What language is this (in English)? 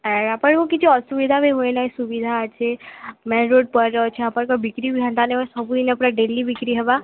Odia